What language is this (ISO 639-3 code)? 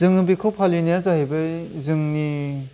brx